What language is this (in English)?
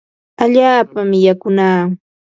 Ambo-Pasco Quechua